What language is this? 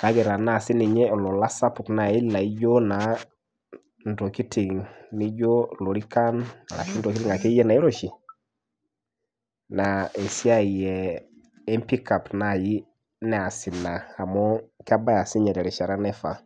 Masai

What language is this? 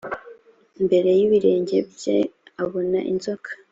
Kinyarwanda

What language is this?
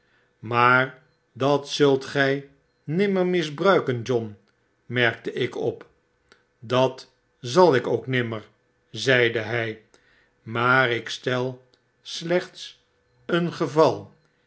Dutch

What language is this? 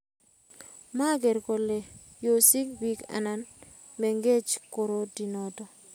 Kalenjin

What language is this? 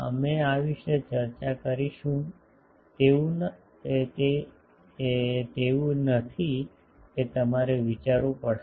Gujarati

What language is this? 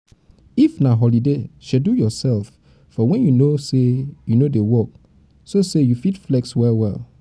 Nigerian Pidgin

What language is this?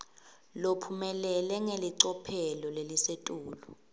Swati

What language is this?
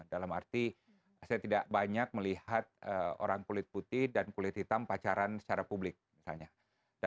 Indonesian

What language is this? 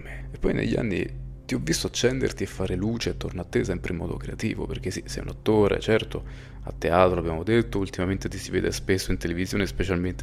Italian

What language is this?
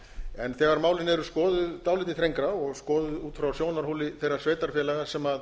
Icelandic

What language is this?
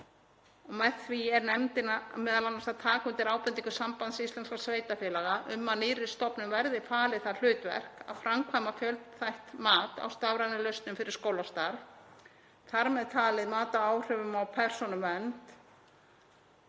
Icelandic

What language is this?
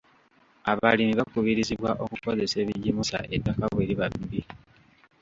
Ganda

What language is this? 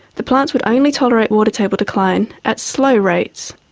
English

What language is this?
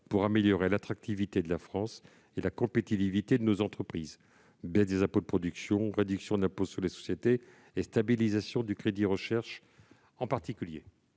French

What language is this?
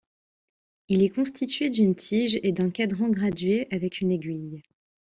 French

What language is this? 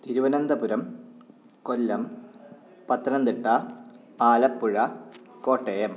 Sanskrit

